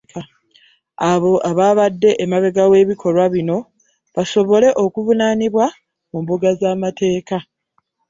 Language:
Ganda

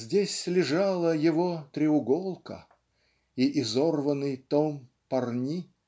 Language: Russian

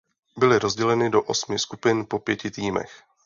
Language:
Czech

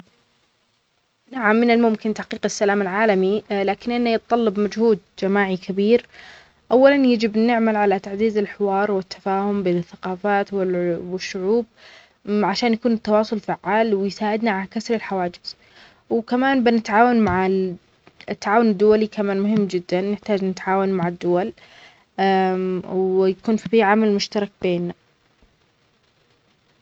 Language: Omani Arabic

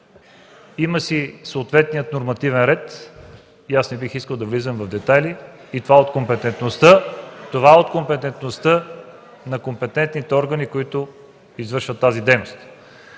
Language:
Bulgarian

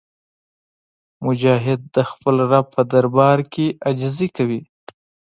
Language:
Pashto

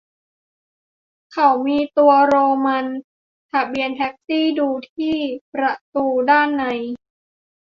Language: Thai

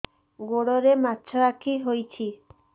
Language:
Odia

